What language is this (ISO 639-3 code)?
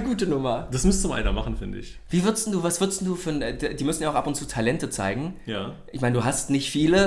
deu